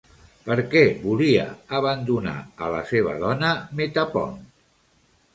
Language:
Catalan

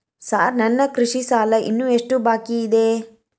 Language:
Kannada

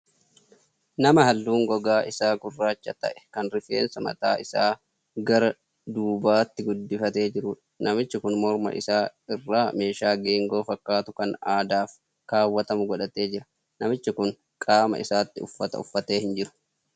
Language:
Oromo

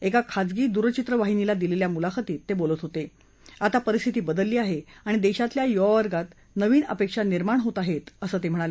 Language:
Marathi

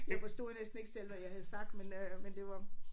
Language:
Danish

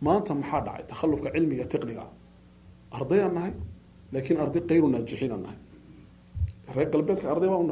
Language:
Arabic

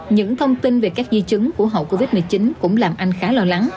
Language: Vietnamese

